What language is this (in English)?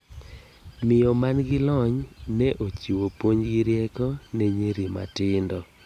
Luo (Kenya and Tanzania)